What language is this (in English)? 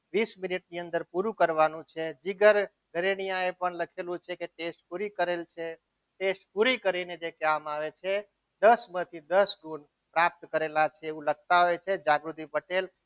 Gujarati